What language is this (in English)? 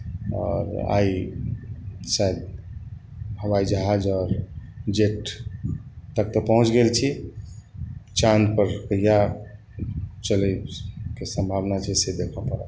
Maithili